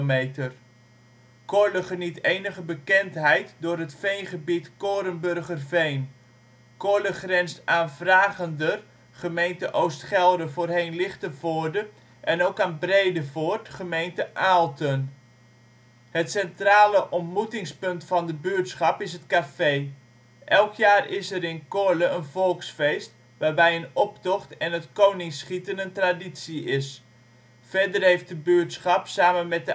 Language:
Dutch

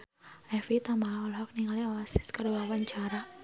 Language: Sundanese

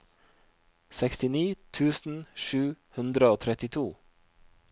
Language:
Norwegian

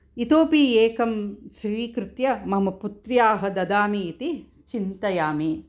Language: Sanskrit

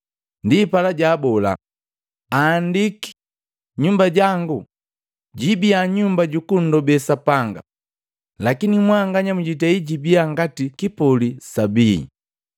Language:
Matengo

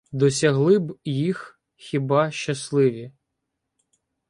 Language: Ukrainian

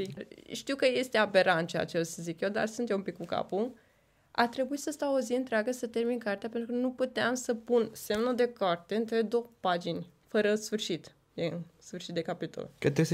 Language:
Romanian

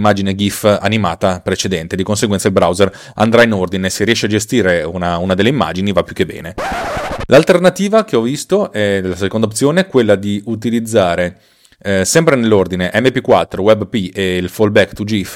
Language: Italian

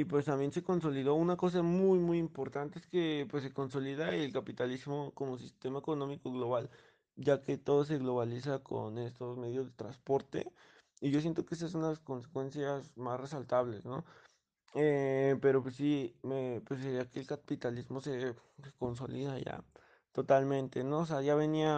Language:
Spanish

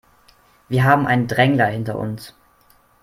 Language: German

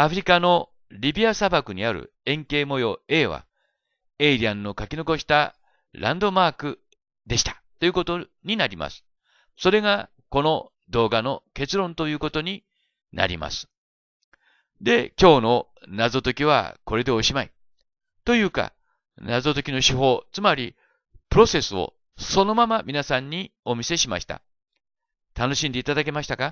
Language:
Japanese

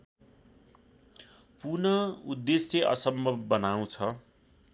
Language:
Nepali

